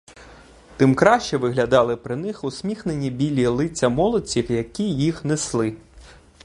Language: Ukrainian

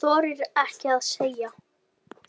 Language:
Icelandic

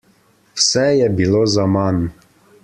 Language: Slovenian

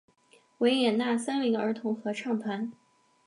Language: Chinese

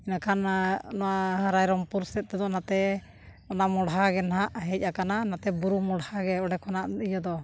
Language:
Santali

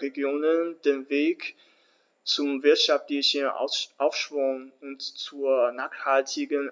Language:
German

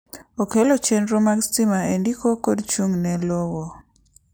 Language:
Luo (Kenya and Tanzania)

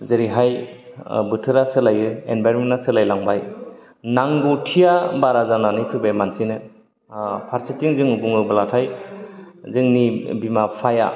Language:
Bodo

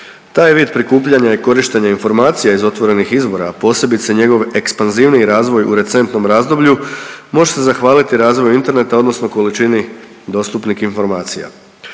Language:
Croatian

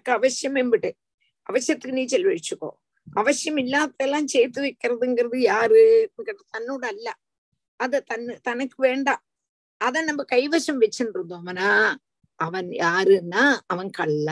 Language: Tamil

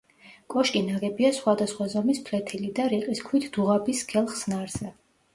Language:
Georgian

